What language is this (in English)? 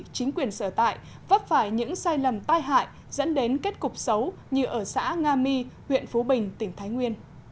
Vietnamese